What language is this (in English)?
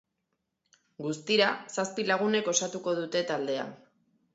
Basque